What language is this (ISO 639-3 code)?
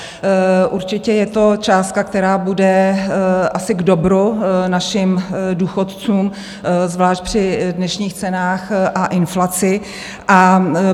ces